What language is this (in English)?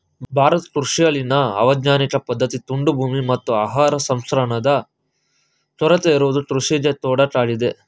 Kannada